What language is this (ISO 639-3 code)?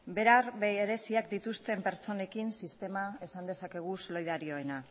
eus